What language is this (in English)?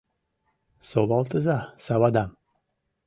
Mari